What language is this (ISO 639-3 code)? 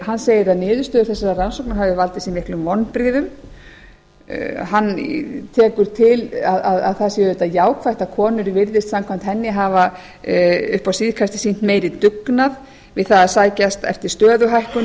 isl